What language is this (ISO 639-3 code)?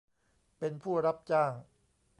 tha